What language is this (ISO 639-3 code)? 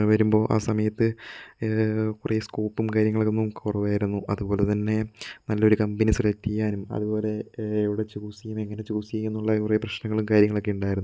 mal